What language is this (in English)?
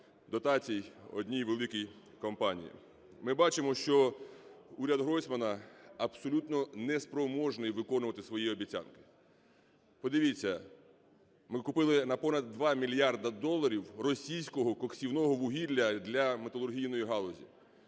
Ukrainian